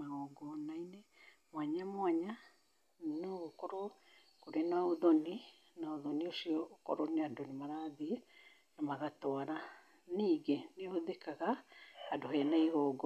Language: Kikuyu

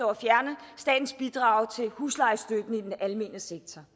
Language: Danish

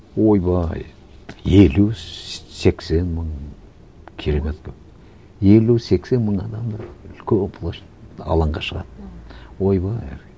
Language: Kazakh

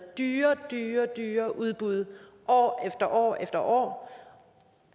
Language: Danish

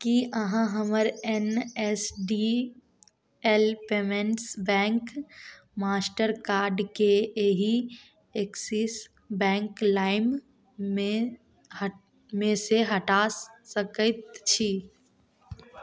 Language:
Maithili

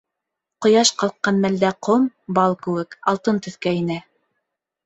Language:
Bashkir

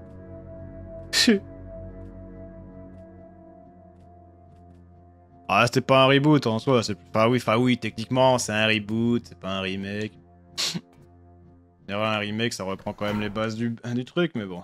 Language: French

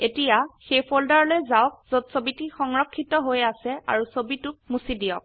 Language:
Assamese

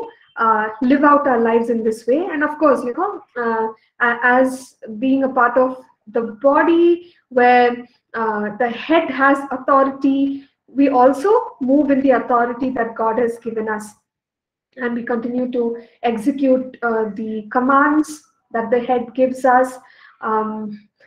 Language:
English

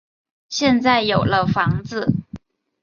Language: Chinese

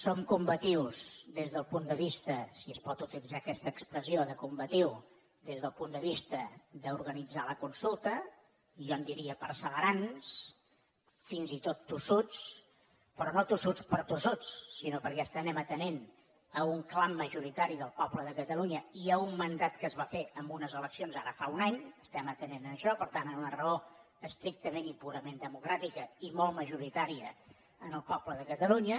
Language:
Catalan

